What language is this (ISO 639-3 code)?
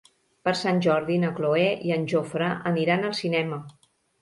cat